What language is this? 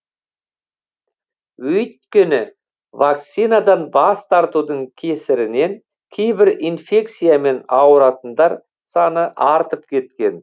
Kazakh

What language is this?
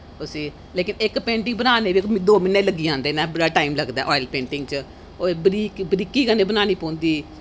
Dogri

